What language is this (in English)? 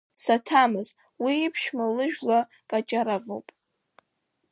Abkhazian